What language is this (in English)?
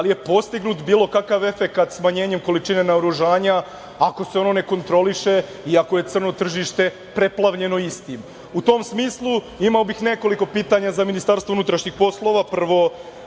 Serbian